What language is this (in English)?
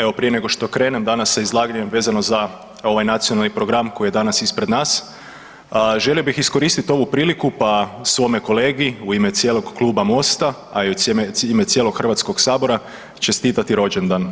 Croatian